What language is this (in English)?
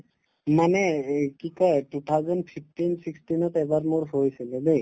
Assamese